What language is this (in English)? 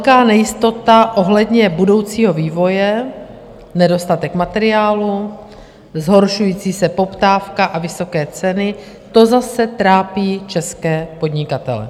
Czech